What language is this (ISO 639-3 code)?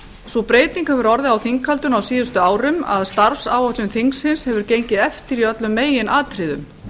isl